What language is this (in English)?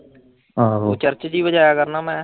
Punjabi